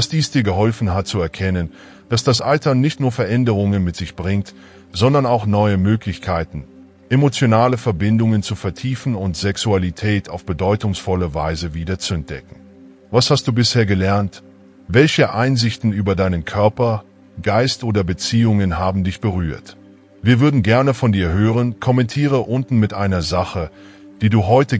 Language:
German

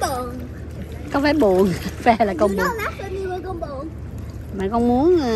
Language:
Vietnamese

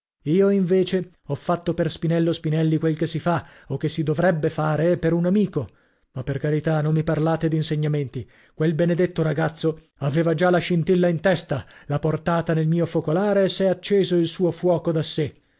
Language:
Italian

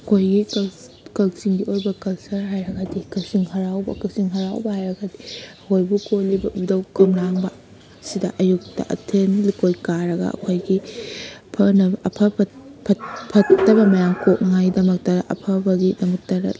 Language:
Manipuri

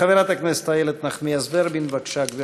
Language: Hebrew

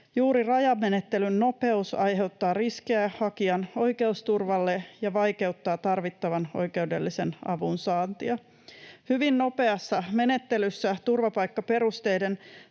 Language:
Finnish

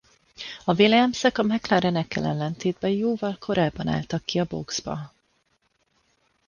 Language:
Hungarian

